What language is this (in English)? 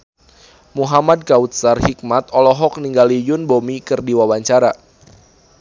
Sundanese